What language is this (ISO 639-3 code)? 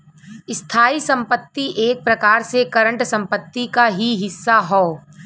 bho